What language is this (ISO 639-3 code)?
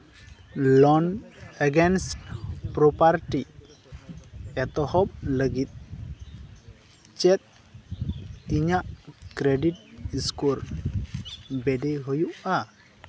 sat